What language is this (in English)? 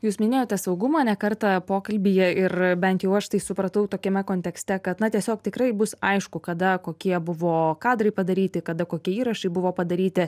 Lithuanian